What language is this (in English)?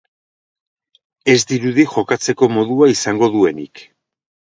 Basque